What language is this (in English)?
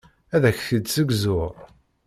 Kabyle